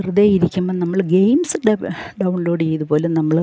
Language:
Malayalam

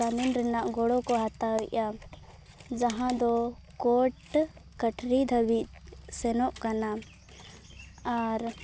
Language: Santali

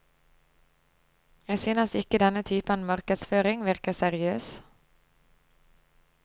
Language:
Norwegian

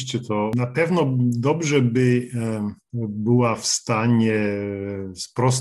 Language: Polish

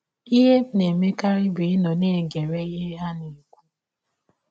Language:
Igbo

